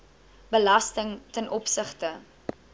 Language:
Afrikaans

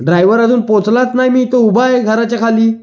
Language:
Marathi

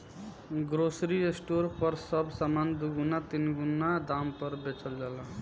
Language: Bhojpuri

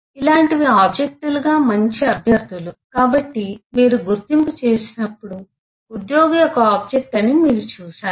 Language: Telugu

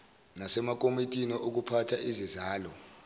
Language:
Zulu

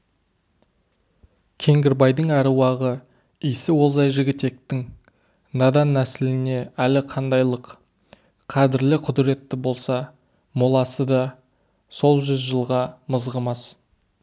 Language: Kazakh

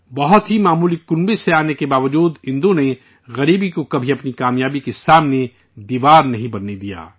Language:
Urdu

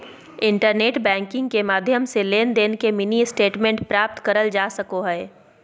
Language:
Magahi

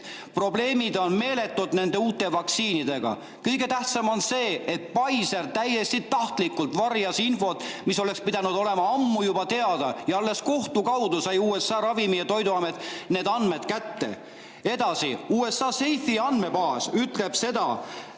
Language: Estonian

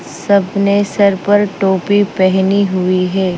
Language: Hindi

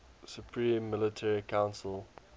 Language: English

